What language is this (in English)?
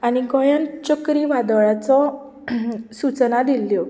Konkani